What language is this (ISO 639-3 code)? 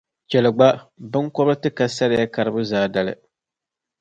dag